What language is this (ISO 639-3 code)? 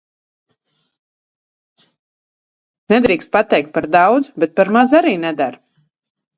lav